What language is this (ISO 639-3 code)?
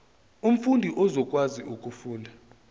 zul